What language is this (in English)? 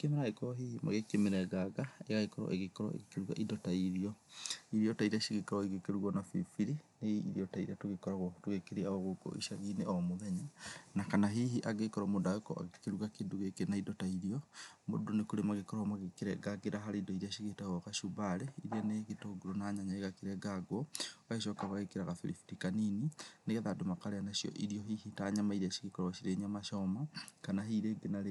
Kikuyu